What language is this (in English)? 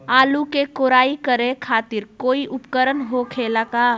Magahi